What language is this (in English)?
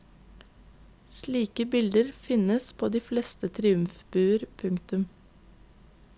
Norwegian